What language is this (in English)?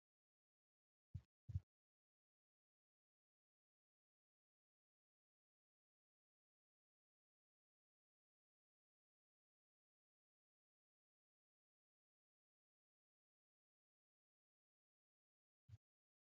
Oromo